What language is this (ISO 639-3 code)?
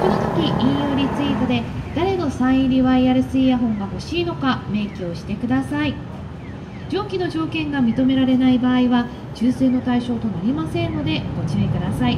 jpn